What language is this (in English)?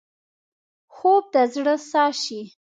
Pashto